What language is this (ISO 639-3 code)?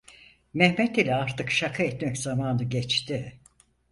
tur